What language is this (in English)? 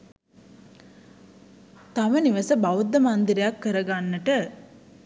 Sinhala